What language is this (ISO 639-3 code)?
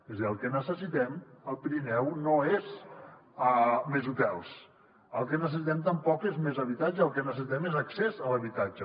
cat